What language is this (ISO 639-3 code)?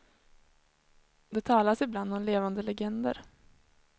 swe